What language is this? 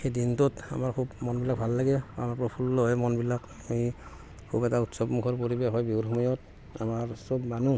Assamese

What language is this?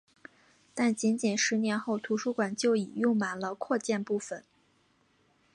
Chinese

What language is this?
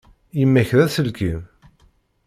Kabyle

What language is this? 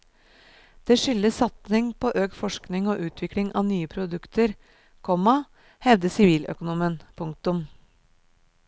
Norwegian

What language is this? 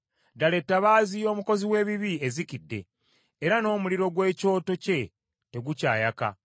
Ganda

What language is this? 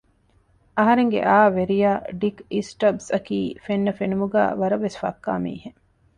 Divehi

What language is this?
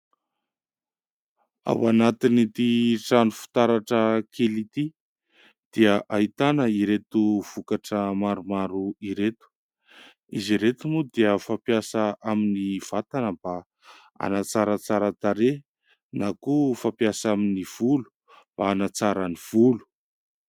Malagasy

